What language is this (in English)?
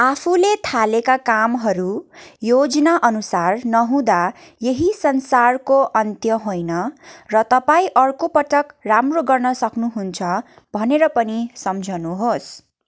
Nepali